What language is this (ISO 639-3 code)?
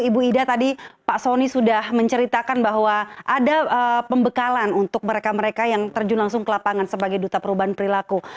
ind